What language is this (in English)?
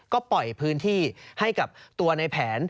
Thai